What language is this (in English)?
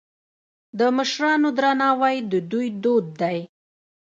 Pashto